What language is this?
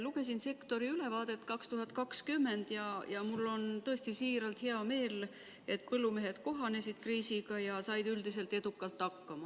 Estonian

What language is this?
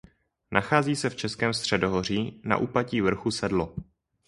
Czech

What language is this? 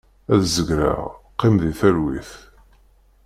Kabyle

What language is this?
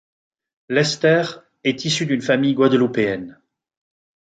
French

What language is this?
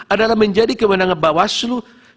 Indonesian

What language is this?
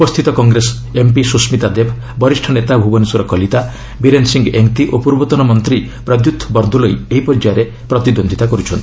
Odia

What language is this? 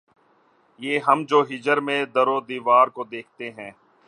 Urdu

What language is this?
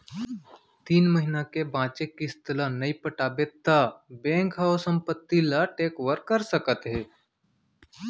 Chhattisgarhi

